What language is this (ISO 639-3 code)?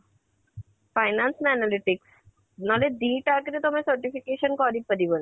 ori